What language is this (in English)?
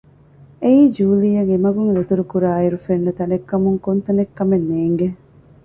Divehi